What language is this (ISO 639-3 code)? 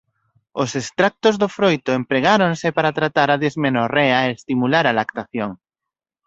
glg